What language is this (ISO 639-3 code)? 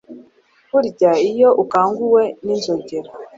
kin